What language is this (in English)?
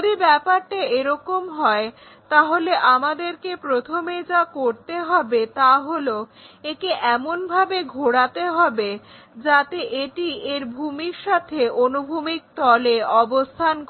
Bangla